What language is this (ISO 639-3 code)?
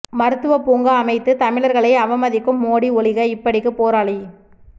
tam